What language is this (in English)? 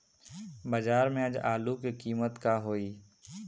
Bhojpuri